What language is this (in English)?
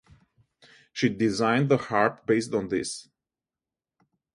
English